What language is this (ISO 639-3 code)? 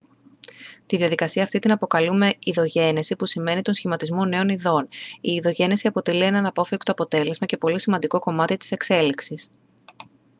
ell